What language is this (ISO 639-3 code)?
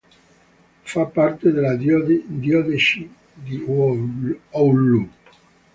ita